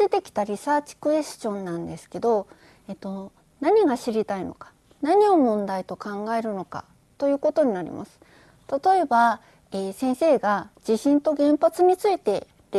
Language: Japanese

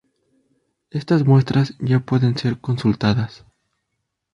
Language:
Spanish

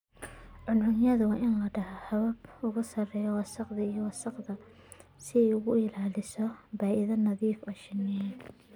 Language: Somali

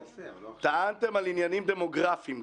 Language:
Hebrew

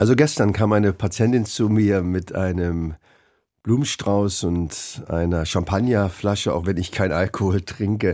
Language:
German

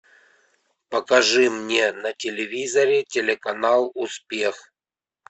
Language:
Russian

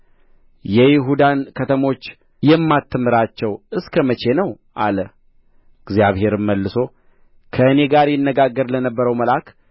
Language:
Amharic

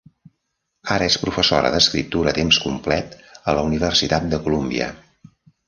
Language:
Catalan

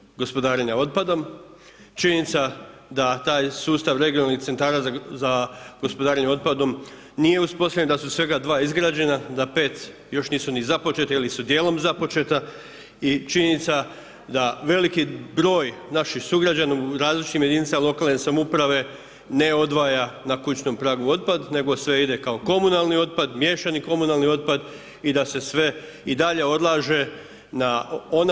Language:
Croatian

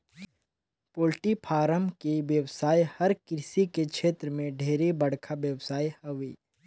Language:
Chhattisgarhi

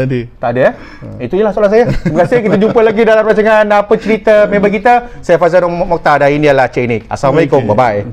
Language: Malay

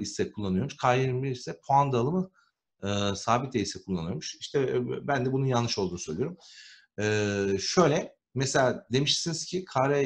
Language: Turkish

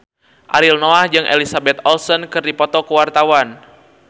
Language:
Sundanese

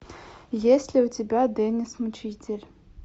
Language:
Russian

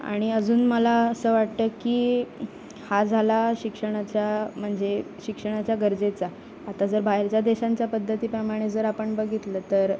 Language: Marathi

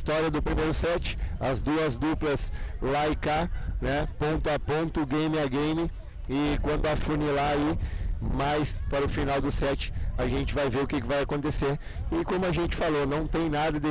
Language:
Portuguese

